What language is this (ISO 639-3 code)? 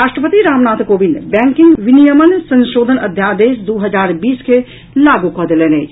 mai